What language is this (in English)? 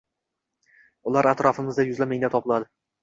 Uzbek